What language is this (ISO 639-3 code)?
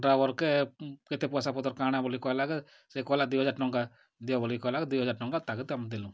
ori